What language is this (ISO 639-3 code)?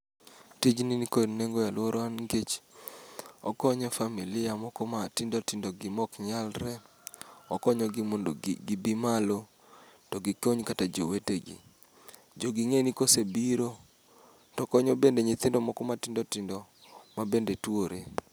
luo